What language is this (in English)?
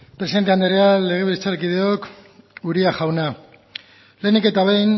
Basque